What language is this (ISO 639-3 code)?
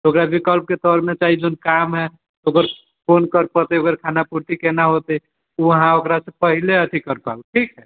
mai